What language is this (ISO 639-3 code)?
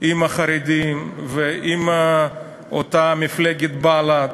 heb